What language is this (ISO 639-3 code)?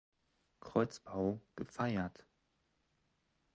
deu